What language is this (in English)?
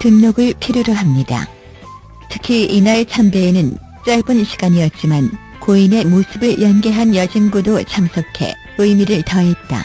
Korean